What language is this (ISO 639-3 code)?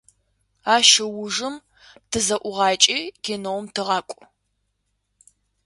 ady